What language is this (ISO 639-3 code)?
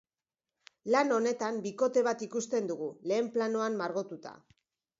eus